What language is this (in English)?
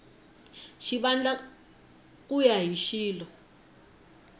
Tsonga